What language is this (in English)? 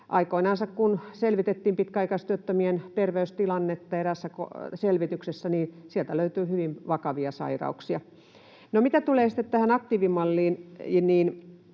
Finnish